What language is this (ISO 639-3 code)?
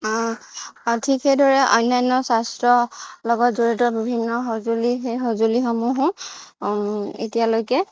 asm